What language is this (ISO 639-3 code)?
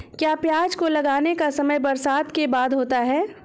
hin